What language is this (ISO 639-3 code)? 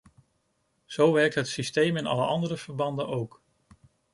nld